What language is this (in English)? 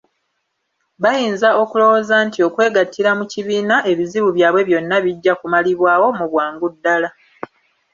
Ganda